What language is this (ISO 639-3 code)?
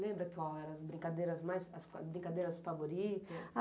por